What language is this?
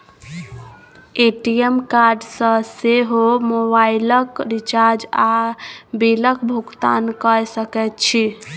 Maithili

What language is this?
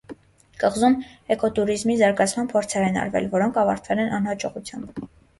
Armenian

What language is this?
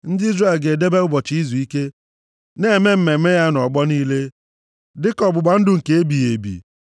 Igbo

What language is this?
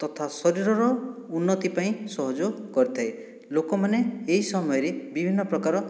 Odia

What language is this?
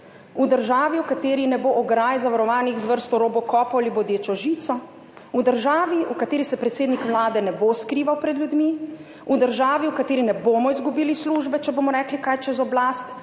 Slovenian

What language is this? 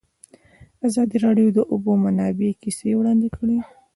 Pashto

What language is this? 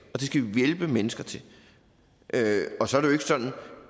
Danish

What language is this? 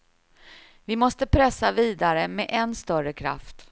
Swedish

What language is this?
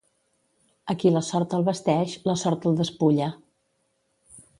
Catalan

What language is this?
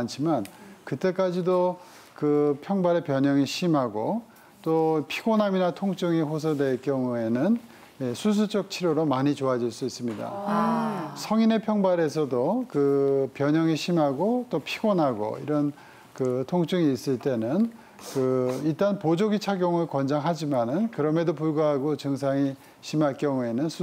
Korean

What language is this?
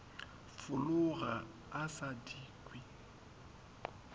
Northern Sotho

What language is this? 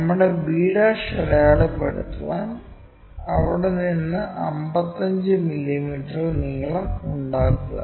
Malayalam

